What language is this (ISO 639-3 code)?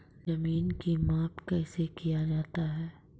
mai